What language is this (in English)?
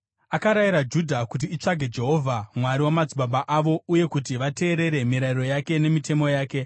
Shona